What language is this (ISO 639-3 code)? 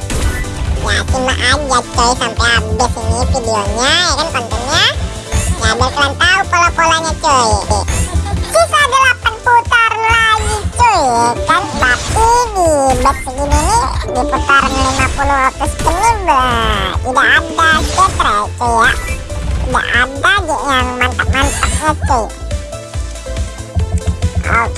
ind